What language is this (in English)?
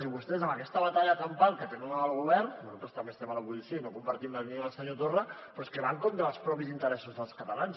Catalan